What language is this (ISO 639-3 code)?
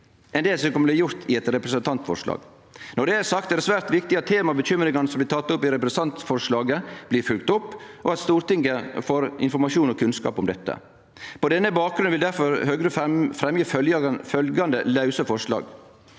nor